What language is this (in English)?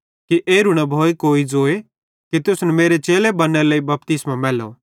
Bhadrawahi